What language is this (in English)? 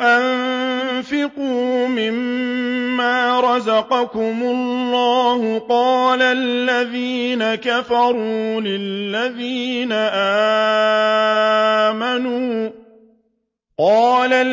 Arabic